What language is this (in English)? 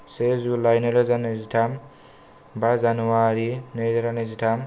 Bodo